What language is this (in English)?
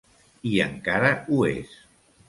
Catalan